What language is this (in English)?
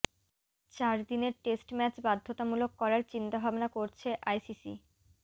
Bangla